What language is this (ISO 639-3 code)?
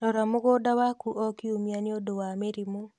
kik